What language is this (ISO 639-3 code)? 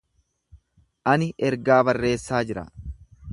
orm